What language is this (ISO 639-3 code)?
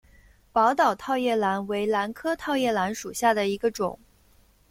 zho